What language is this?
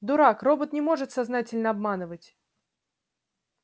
Russian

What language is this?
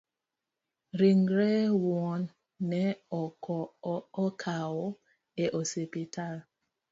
Luo (Kenya and Tanzania)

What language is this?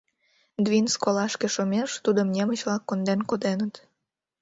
Mari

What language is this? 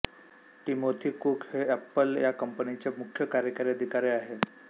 Marathi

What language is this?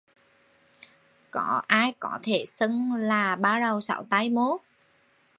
Vietnamese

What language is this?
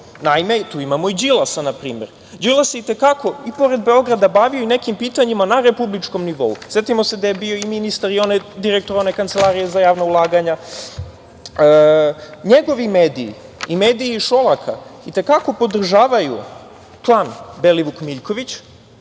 Serbian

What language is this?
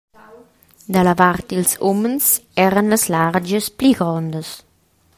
Romansh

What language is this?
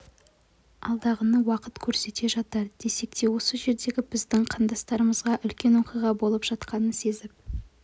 Kazakh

